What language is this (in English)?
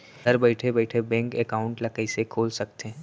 Chhattisgarhi